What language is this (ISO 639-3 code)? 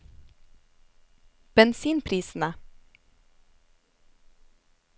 nor